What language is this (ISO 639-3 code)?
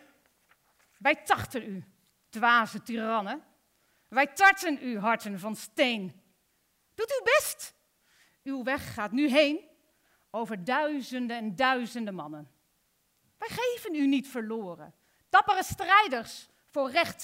nld